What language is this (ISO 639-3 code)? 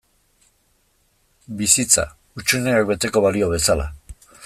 eus